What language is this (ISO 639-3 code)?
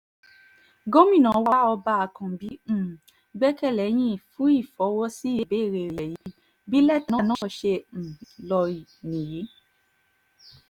yor